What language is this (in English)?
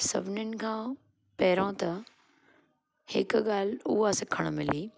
Sindhi